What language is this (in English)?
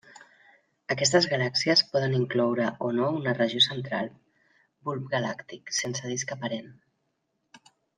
Catalan